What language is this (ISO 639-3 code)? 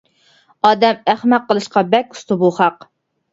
uig